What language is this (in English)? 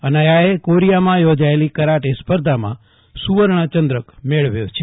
Gujarati